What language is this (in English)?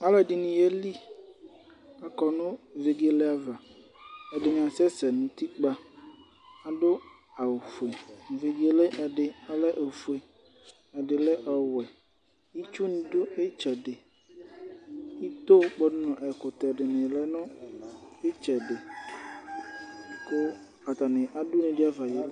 Ikposo